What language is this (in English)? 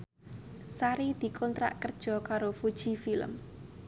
Javanese